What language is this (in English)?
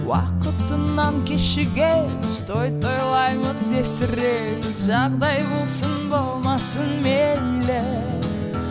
Kazakh